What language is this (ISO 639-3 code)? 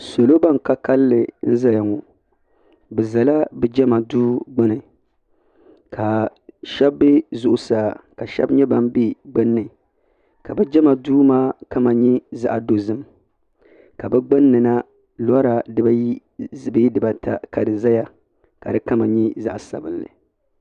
dag